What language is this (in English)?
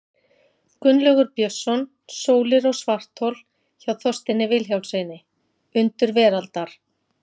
Icelandic